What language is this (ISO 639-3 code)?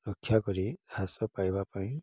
ori